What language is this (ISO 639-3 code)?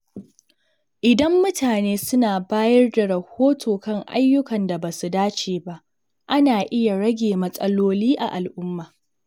hau